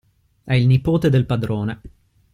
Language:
Italian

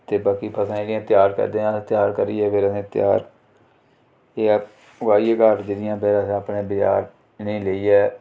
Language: Dogri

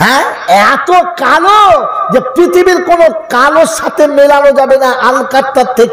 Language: Arabic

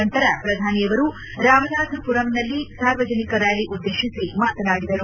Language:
Kannada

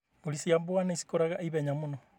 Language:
Kikuyu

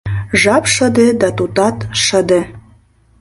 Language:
Mari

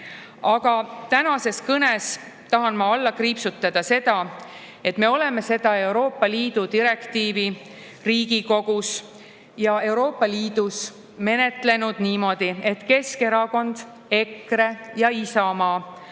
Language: Estonian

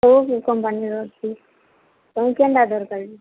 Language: Odia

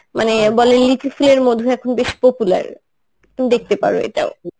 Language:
Bangla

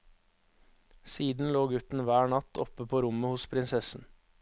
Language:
Norwegian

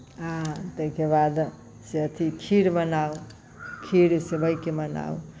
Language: Maithili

